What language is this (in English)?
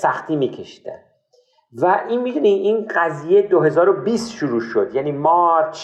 Persian